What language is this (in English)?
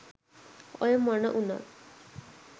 Sinhala